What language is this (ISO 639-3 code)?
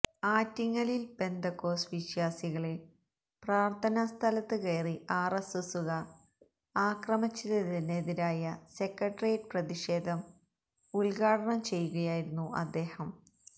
mal